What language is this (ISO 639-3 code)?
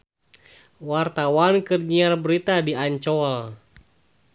sun